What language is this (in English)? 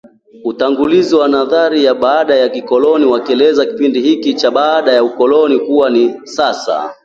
Swahili